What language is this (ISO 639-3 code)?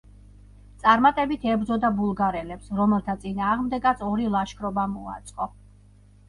kat